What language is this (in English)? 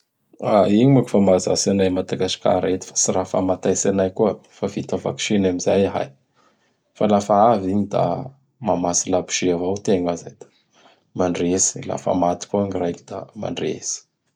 Bara Malagasy